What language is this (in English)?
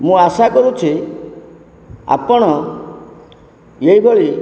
Odia